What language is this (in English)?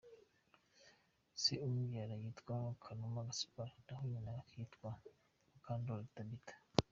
Kinyarwanda